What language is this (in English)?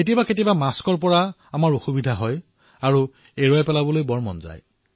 Assamese